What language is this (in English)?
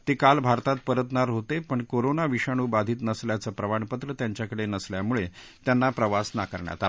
Marathi